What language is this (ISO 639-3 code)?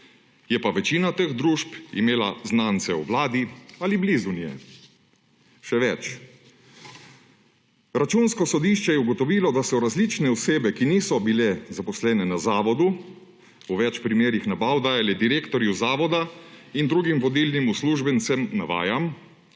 slv